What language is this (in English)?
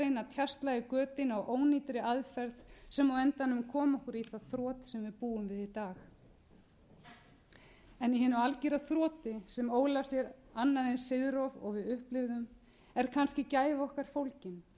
Icelandic